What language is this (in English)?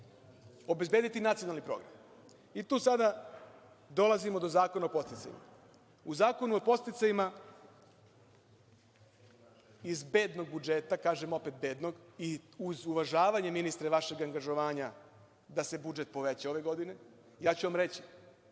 Serbian